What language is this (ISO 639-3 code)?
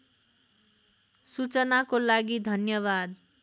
nep